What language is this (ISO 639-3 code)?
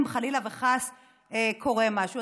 heb